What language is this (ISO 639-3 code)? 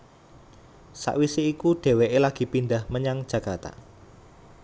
jav